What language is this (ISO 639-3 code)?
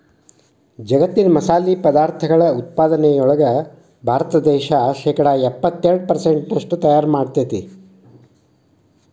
kan